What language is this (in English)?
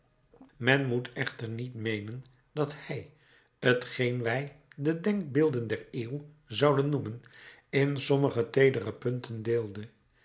Dutch